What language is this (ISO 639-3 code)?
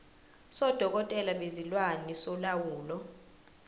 zul